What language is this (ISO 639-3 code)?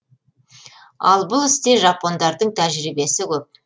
kaz